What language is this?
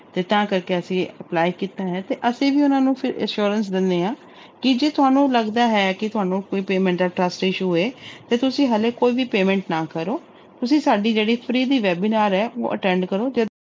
Punjabi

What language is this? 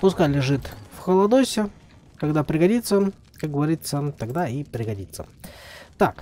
Russian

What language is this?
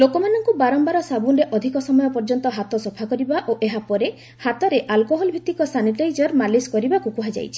Odia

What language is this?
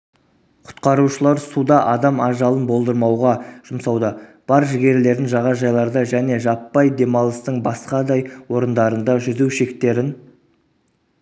Kazakh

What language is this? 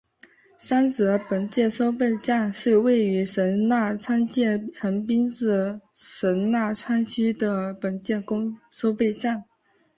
Chinese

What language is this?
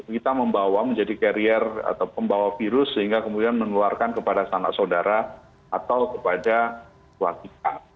Indonesian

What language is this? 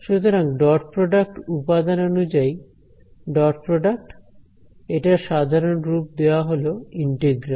Bangla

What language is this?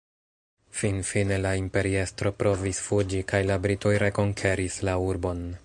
Esperanto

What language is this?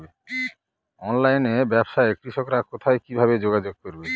Bangla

